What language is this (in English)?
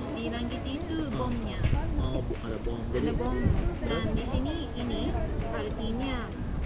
Indonesian